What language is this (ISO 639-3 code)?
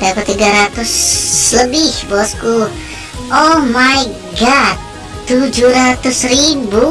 ind